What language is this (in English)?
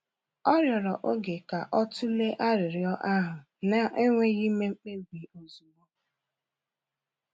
Igbo